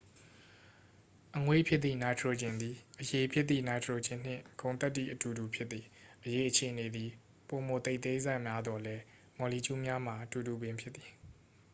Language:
Burmese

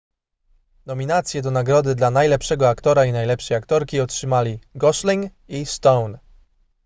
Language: Polish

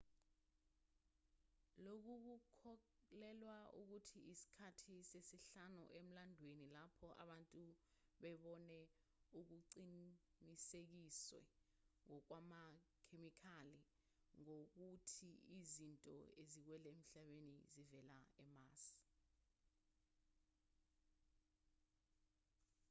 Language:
Zulu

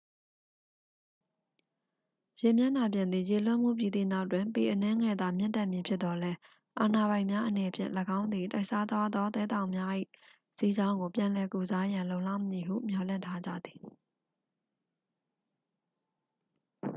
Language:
Burmese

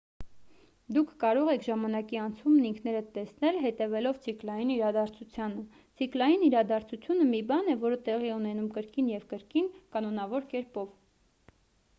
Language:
Armenian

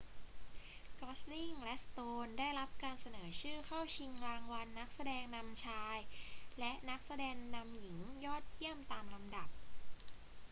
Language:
Thai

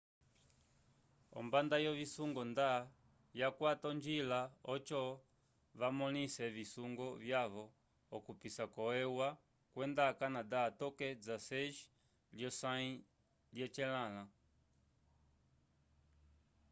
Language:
Umbundu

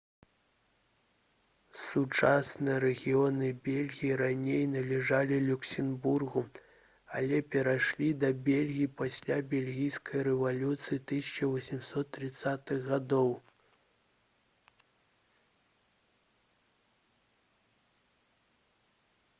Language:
Belarusian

